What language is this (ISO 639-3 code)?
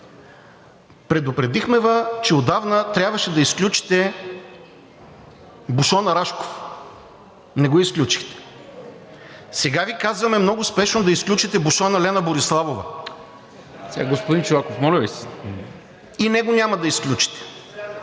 bul